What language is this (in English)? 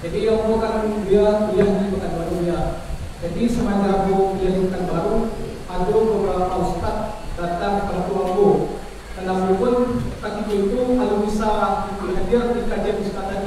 Indonesian